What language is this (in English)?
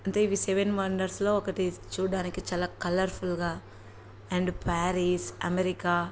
Telugu